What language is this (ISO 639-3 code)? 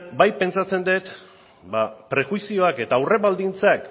eus